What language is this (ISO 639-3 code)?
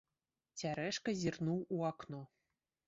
bel